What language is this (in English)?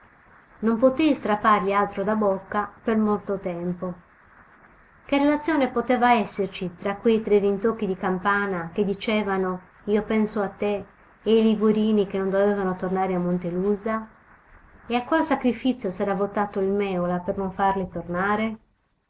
Italian